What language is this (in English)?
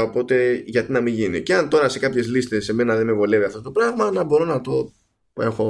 Greek